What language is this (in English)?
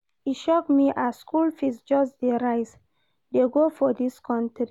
Nigerian Pidgin